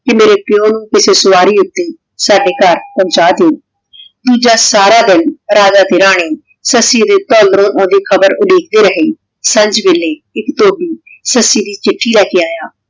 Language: Punjabi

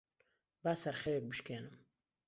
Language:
Central Kurdish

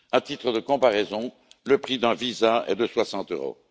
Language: French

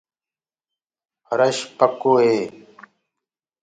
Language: Gurgula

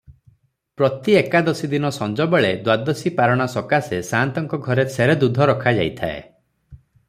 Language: Odia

